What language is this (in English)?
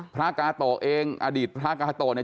Thai